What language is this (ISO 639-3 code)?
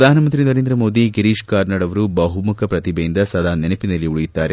kan